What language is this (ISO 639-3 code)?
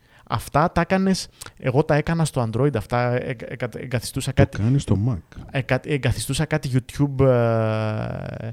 ell